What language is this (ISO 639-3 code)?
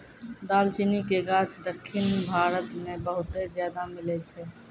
mai